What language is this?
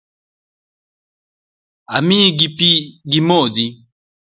Luo (Kenya and Tanzania)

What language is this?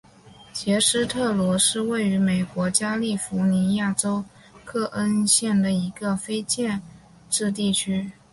Chinese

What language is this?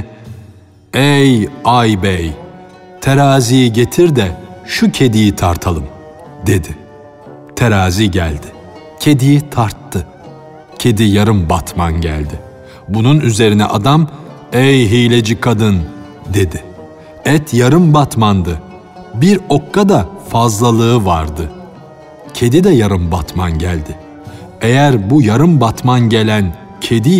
Turkish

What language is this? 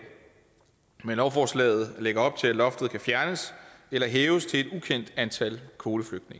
Danish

